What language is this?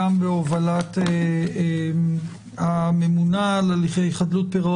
Hebrew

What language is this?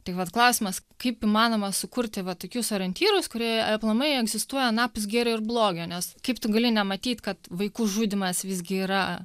Lithuanian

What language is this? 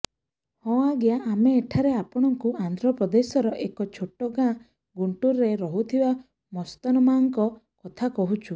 Odia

